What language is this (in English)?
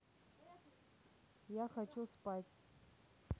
Russian